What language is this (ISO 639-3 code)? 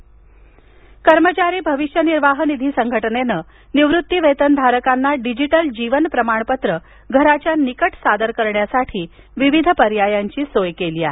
mar